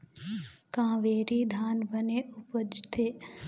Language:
Chhattisgarhi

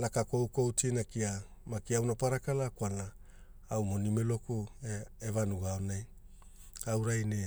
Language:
Hula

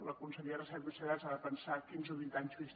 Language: Catalan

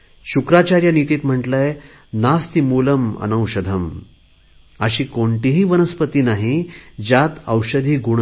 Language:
Marathi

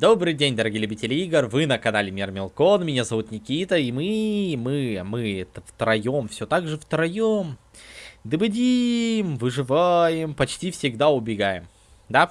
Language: Russian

